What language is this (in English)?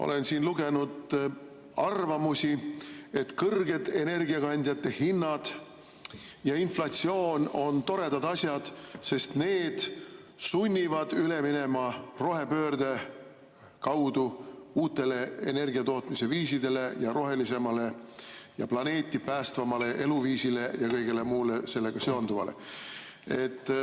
Estonian